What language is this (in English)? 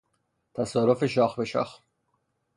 Persian